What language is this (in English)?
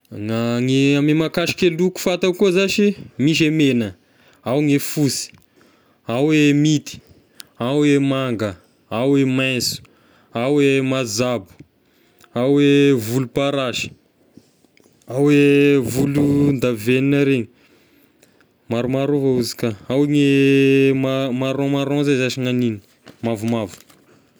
Tesaka Malagasy